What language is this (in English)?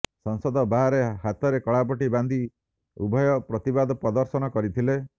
Odia